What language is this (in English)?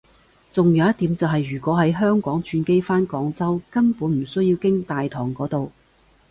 Cantonese